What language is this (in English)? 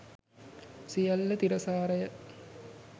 Sinhala